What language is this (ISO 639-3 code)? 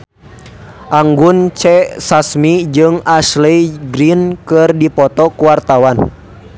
sun